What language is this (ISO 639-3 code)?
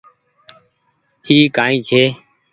gig